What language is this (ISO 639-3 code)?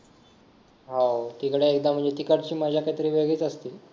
mar